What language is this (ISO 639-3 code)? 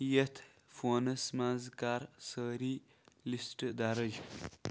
kas